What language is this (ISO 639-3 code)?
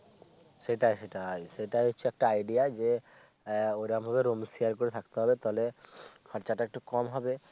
ben